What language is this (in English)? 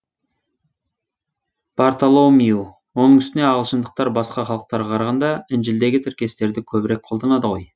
Kazakh